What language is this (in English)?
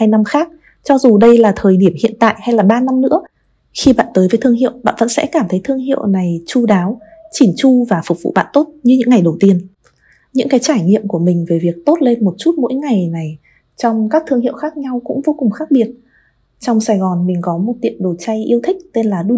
Vietnamese